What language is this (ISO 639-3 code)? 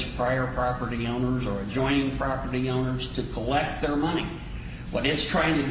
eng